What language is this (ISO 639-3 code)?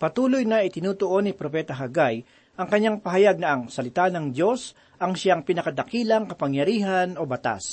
fil